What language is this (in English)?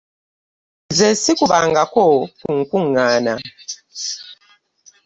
Ganda